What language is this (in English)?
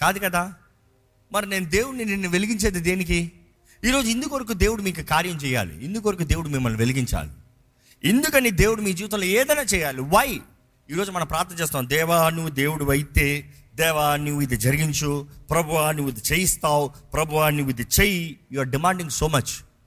Telugu